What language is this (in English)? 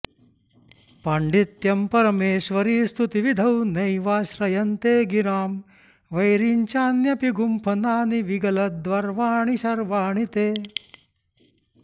Sanskrit